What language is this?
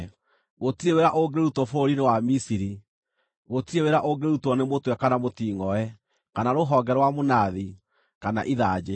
Kikuyu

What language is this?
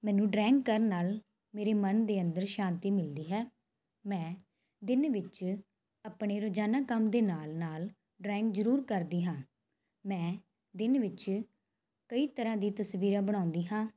Punjabi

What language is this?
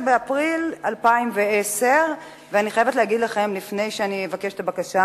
Hebrew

